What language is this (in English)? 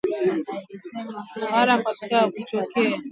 Swahili